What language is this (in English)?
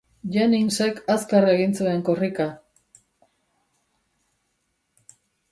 Basque